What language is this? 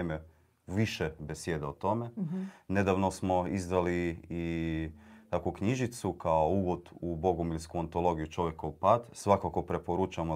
Croatian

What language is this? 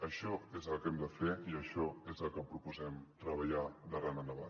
Catalan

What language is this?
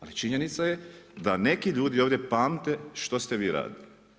Croatian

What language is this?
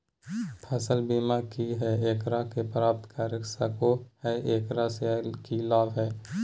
Magahi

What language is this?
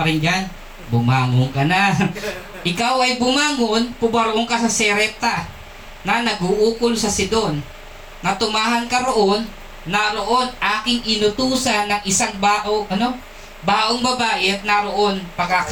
Filipino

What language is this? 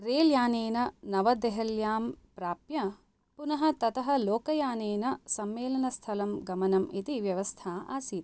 Sanskrit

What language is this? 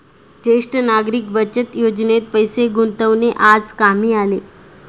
Marathi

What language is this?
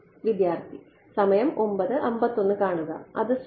Malayalam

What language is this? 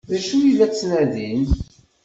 Kabyle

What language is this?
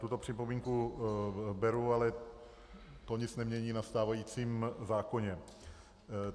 Czech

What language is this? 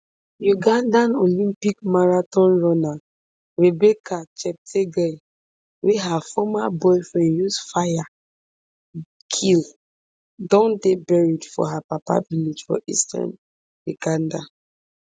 Nigerian Pidgin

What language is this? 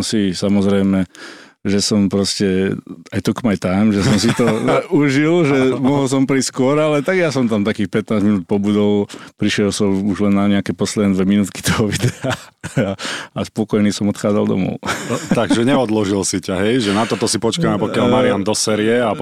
Slovak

